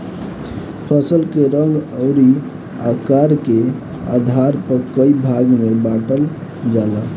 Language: Bhojpuri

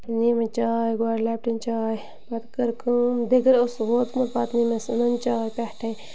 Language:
Kashmiri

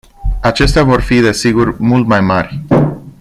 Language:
Romanian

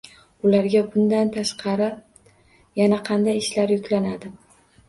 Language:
Uzbek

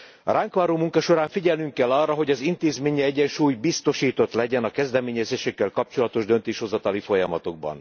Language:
Hungarian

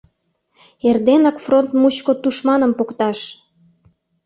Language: Mari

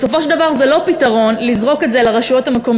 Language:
Hebrew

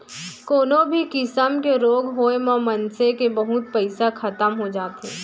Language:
Chhattisgarhi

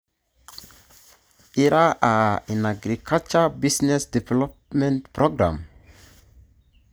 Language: Masai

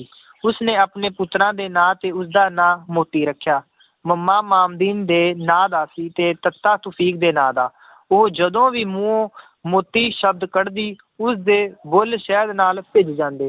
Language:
Punjabi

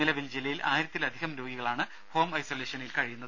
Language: Malayalam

